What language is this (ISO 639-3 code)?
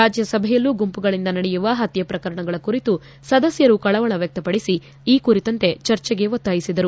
kan